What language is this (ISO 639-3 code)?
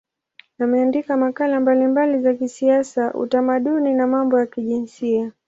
swa